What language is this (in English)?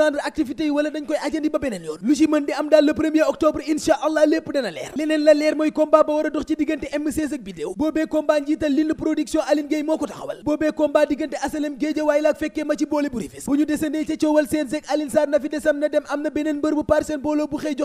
French